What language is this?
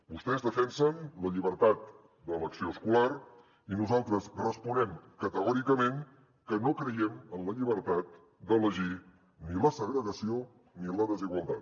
Catalan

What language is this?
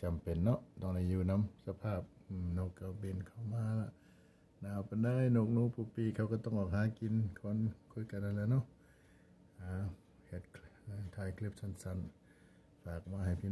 Thai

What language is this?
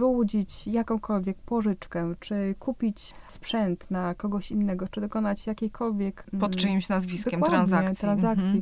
Polish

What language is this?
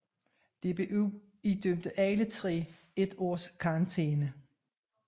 Danish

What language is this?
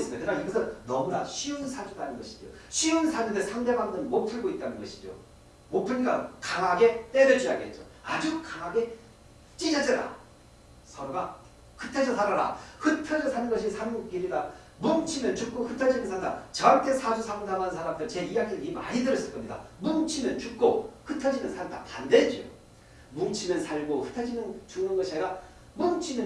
Korean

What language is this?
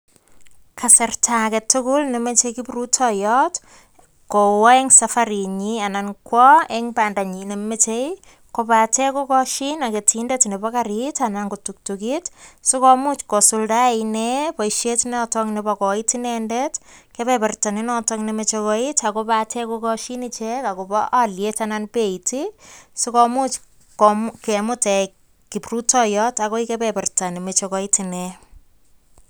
Kalenjin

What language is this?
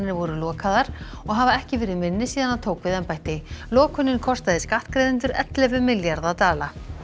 Icelandic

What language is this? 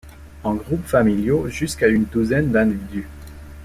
French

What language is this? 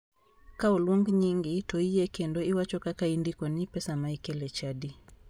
Luo (Kenya and Tanzania)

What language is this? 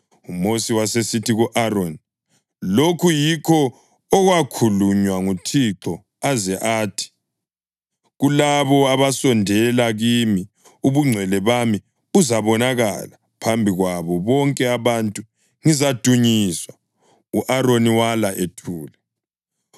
North Ndebele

